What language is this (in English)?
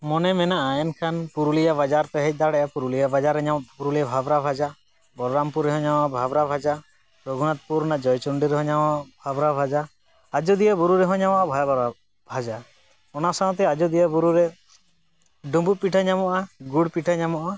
Santali